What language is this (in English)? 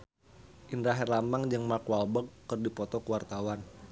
Sundanese